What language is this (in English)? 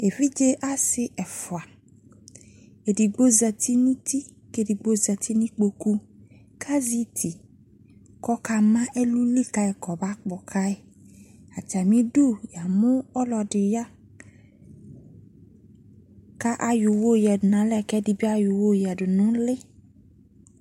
Ikposo